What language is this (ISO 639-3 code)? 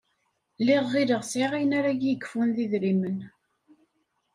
kab